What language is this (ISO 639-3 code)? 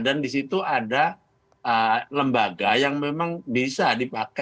ind